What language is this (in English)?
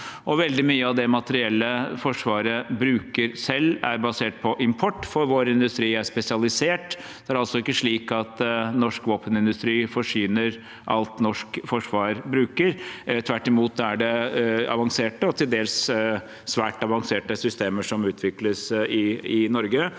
Norwegian